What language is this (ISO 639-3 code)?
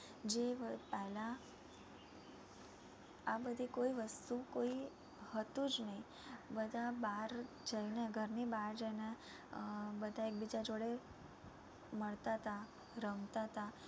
guj